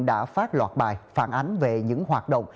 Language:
Vietnamese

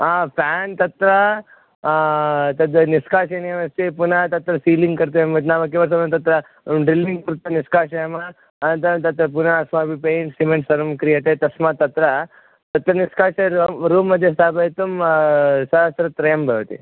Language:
Sanskrit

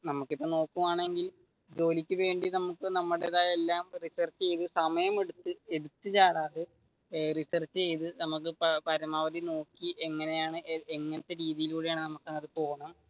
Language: Malayalam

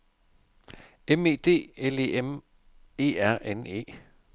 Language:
Danish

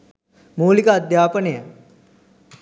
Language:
Sinhala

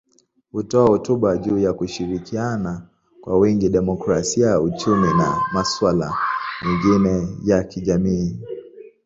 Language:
Swahili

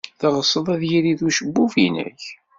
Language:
Kabyle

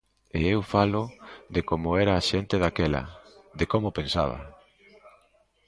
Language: Galician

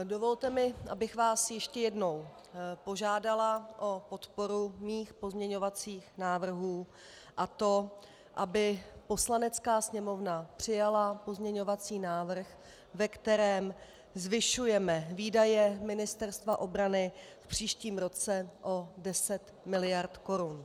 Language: Czech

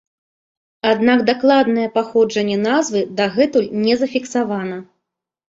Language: Belarusian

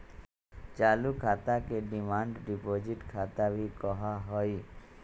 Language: Magahi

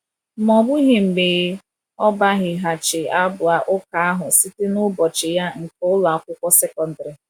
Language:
Igbo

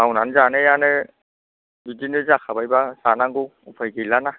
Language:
Bodo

